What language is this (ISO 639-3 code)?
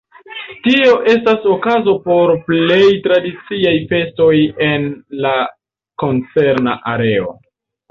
epo